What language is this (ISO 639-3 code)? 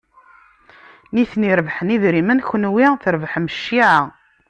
kab